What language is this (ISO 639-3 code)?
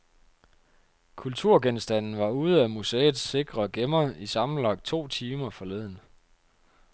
dan